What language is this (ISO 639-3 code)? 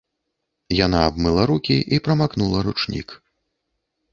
bel